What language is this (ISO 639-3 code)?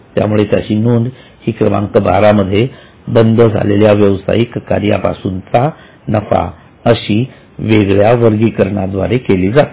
mar